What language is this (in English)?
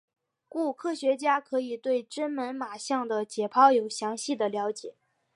Chinese